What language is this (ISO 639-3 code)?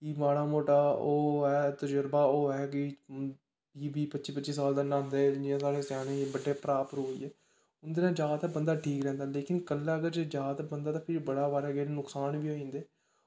doi